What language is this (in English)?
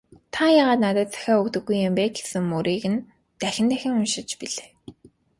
Mongolian